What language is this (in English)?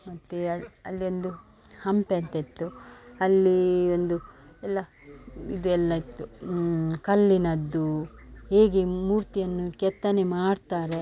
Kannada